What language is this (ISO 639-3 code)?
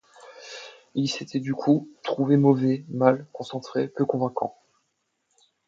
fra